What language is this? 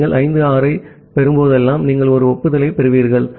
Tamil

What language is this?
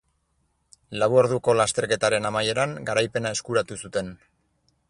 Basque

